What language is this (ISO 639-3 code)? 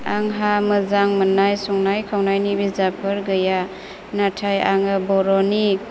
brx